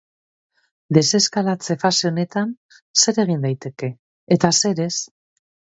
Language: Basque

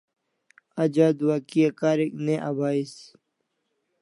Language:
Kalasha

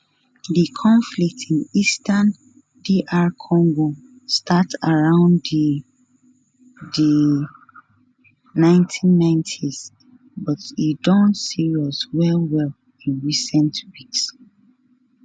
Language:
Nigerian Pidgin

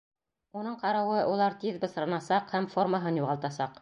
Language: Bashkir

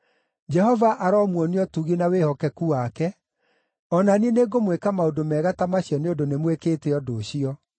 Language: Kikuyu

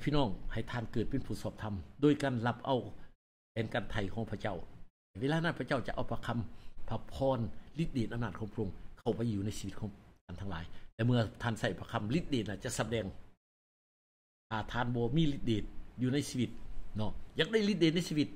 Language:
Thai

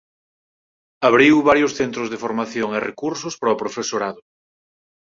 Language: Galician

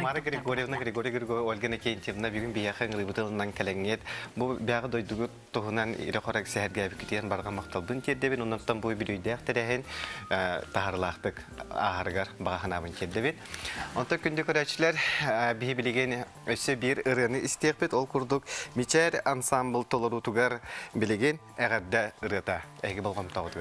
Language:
Turkish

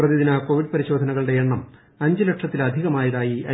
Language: Malayalam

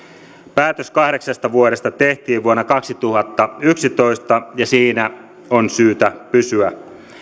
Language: Finnish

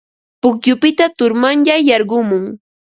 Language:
Ambo-Pasco Quechua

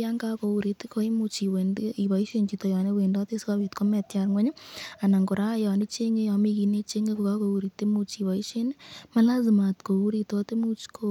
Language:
Kalenjin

